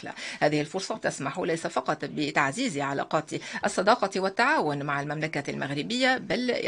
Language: Arabic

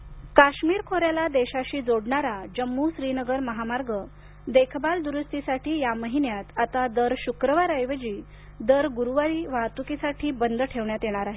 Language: Marathi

